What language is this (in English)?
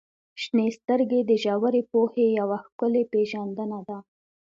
Pashto